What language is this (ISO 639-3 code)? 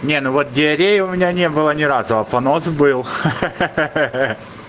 rus